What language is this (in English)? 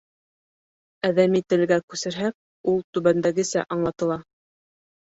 Bashkir